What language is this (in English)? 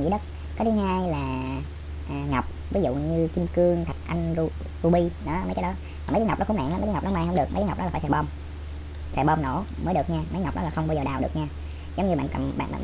Vietnamese